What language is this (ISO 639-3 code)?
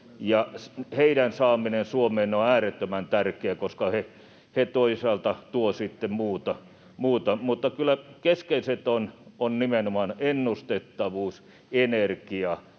fin